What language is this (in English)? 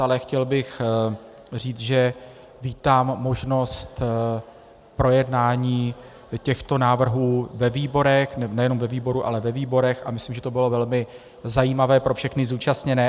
Czech